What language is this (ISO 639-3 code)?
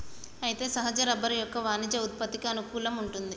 tel